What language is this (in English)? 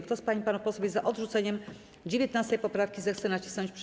Polish